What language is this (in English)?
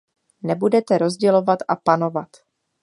Czech